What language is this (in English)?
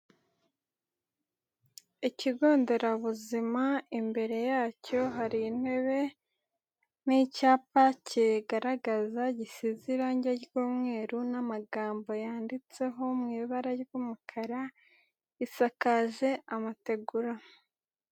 Kinyarwanda